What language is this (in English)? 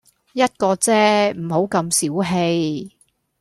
Cantonese